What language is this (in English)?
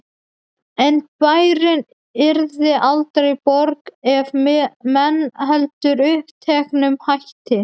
Icelandic